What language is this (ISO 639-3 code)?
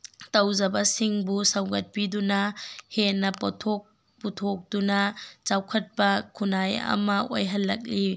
mni